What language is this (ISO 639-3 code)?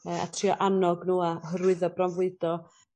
cym